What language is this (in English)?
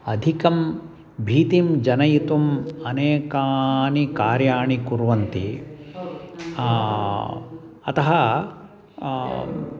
Sanskrit